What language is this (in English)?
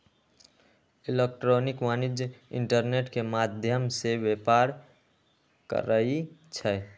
Magahi